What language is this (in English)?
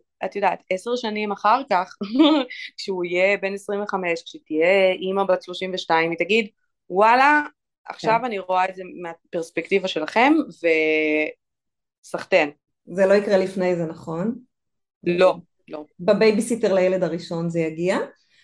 Hebrew